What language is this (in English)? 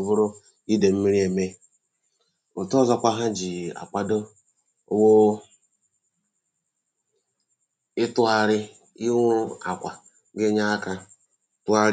Igbo